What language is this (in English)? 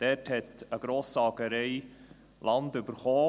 Swiss German